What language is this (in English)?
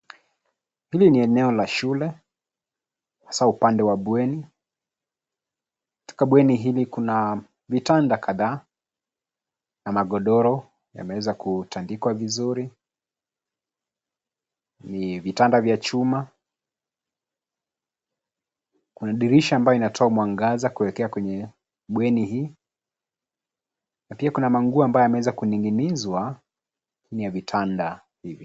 Swahili